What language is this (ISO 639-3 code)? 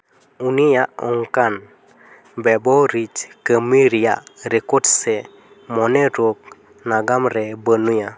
sat